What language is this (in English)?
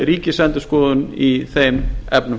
Icelandic